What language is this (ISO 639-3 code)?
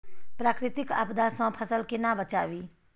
mai